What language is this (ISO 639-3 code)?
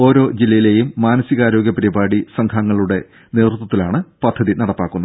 mal